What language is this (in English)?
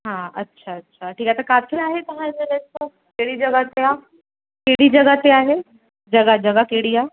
Sindhi